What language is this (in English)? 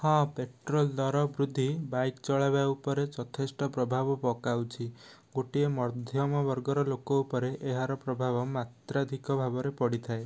Odia